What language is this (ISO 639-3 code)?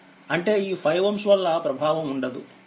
tel